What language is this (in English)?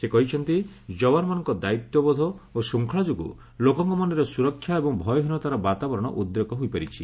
Odia